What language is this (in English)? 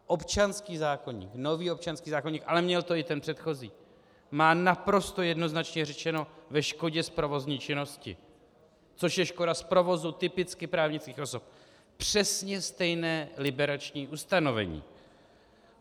Czech